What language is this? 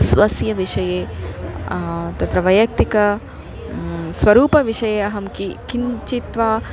Sanskrit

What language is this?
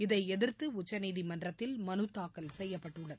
Tamil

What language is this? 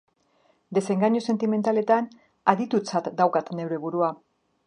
Basque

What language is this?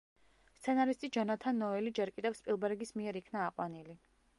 Georgian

